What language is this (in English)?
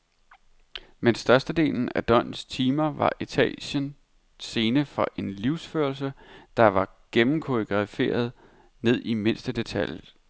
Danish